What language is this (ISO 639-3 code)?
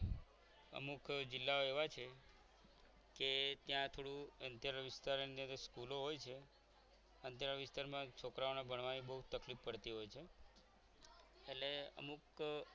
guj